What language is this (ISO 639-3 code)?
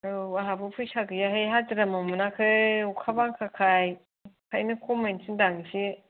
brx